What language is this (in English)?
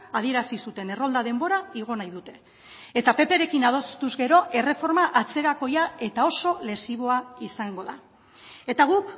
Basque